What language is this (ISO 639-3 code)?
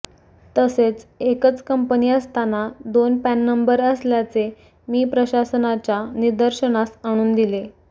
mar